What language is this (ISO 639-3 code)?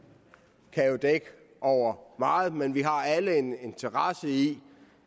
dan